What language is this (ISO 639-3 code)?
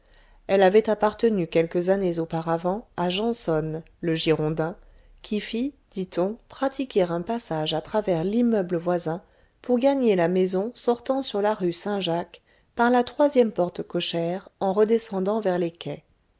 fra